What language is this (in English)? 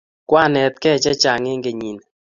Kalenjin